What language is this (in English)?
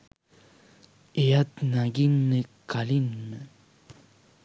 Sinhala